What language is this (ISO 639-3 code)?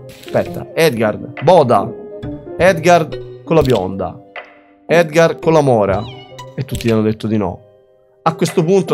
ita